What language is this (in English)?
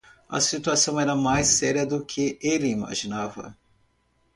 Portuguese